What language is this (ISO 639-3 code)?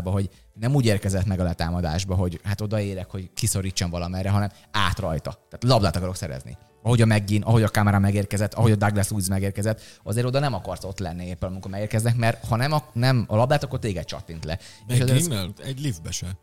hun